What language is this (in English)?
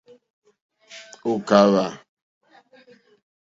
Mokpwe